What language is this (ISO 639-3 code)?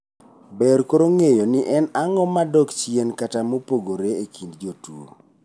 luo